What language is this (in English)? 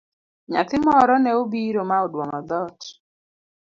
Luo (Kenya and Tanzania)